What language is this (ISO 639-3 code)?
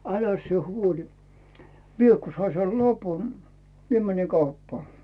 fin